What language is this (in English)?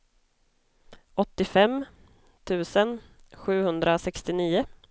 Swedish